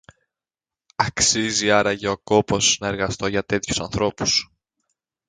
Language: Greek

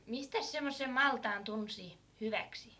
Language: Finnish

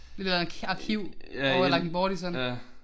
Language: Danish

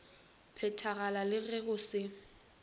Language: Northern Sotho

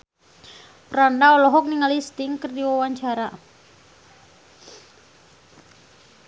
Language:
Sundanese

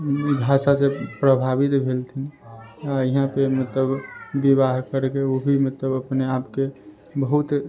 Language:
Maithili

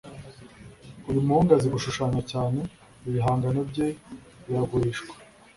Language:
Kinyarwanda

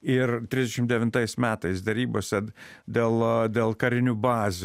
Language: Lithuanian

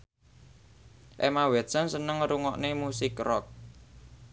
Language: Javanese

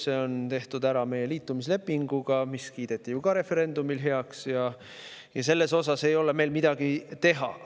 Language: Estonian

